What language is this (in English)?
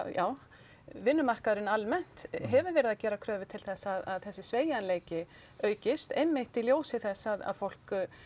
Icelandic